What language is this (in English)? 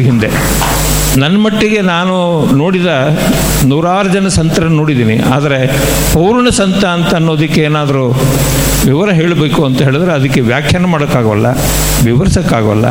Kannada